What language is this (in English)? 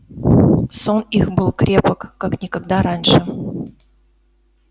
Russian